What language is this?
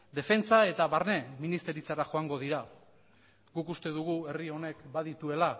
Basque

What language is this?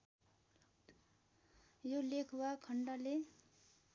Nepali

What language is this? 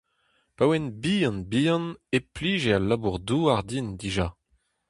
Breton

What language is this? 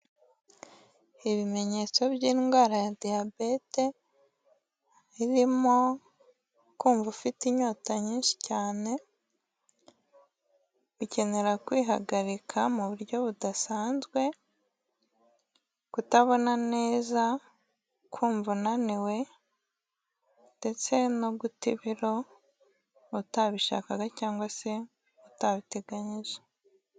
Kinyarwanda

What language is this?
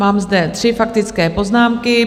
Czech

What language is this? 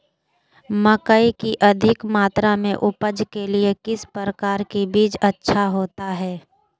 Magahi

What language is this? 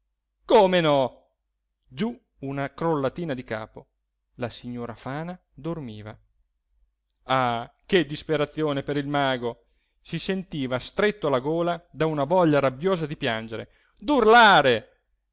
Italian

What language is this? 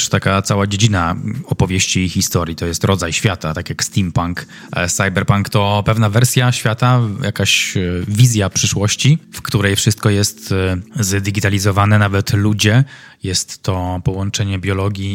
Polish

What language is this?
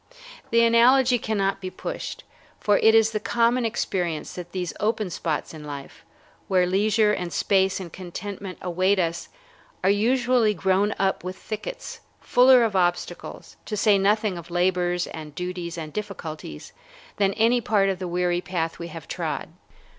English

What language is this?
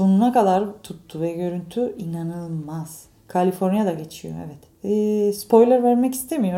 Turkish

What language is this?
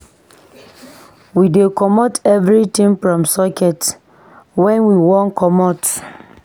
Nigerian Pidgin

